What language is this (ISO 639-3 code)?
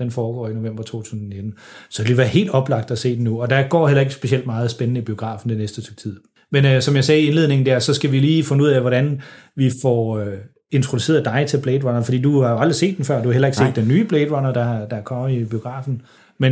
dan